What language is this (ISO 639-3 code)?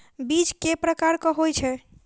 mai